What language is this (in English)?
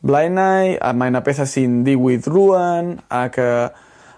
Welsh